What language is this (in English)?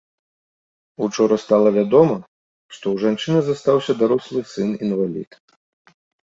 Belarusian